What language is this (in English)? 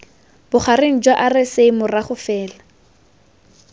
Tswana